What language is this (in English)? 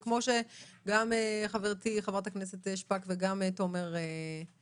Hebrew